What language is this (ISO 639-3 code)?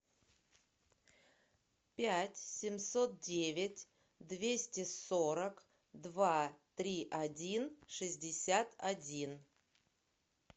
rus